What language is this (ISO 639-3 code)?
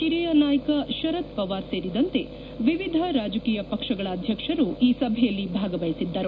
kan